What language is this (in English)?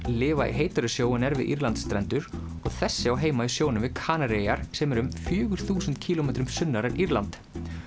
Icelandic